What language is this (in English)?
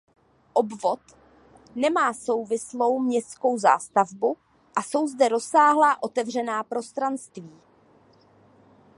Czech